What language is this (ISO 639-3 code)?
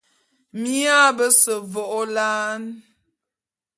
bum